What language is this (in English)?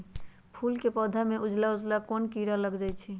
Magahi